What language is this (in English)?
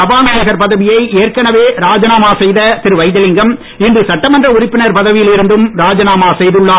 Tamil